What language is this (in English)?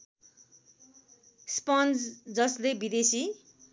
Nepali